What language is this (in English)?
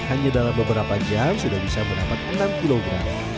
Indonesian